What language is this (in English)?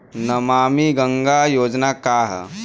Bhojpuri